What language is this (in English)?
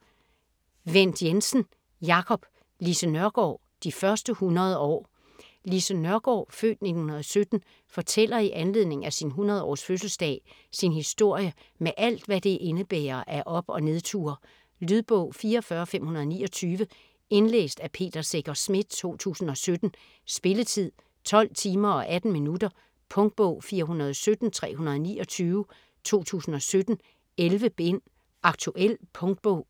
Danish